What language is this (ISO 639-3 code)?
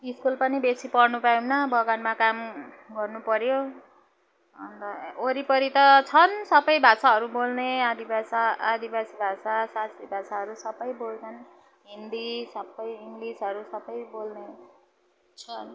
nep